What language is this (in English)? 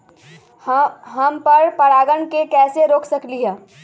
Magahi